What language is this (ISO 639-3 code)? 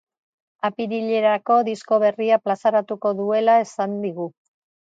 eus